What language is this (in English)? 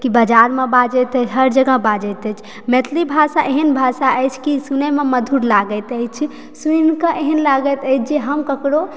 Maithili